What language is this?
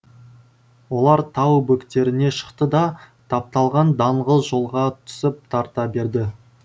Kazakh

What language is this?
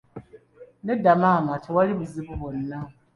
Ganda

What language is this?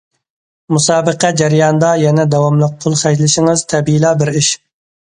Uyghur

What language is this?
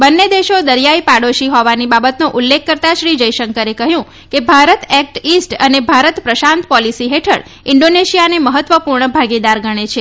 Gujarati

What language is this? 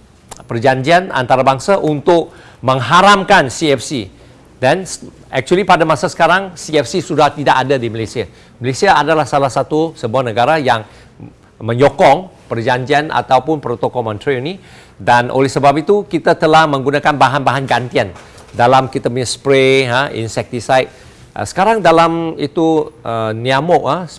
Malay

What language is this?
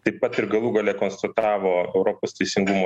Lithuanian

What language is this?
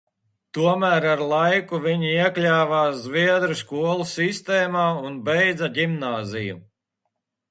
Latvian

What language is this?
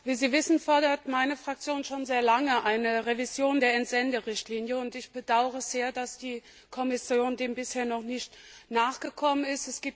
German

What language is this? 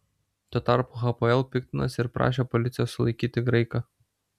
Lithuanian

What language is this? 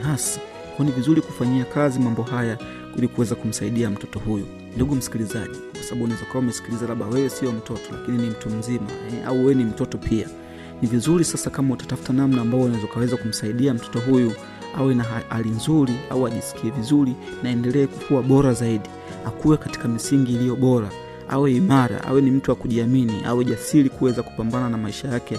Swahili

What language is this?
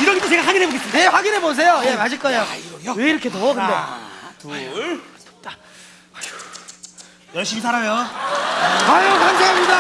Korean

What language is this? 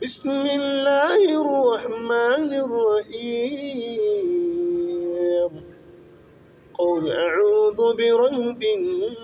Hausa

